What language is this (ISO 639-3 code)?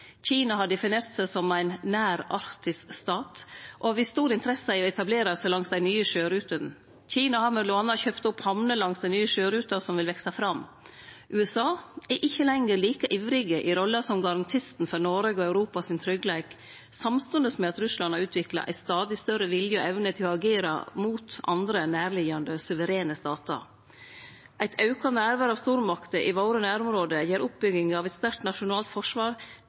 nno